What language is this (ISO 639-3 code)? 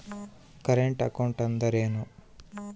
kan